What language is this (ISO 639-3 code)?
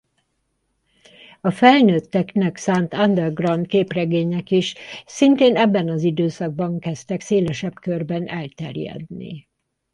hun